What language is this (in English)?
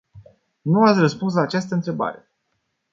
Romanian